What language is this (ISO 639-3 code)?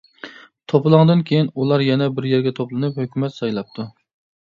uig